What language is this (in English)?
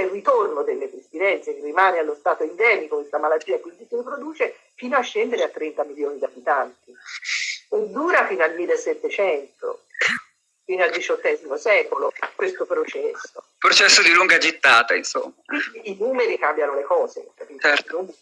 Italian